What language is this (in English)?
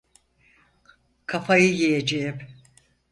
Turkish